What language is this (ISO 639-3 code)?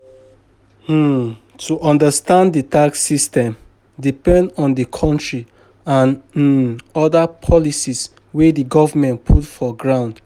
pcm